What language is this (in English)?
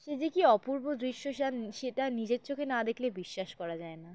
Bangla